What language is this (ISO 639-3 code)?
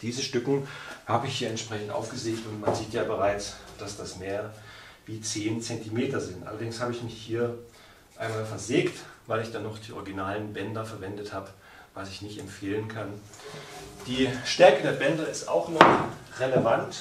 deu